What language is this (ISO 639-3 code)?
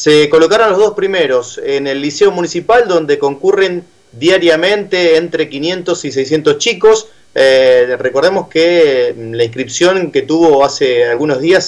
spa